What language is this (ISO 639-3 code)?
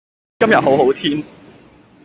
yue